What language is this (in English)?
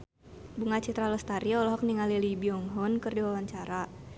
Sundanese